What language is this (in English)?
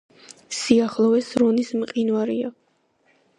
Georgian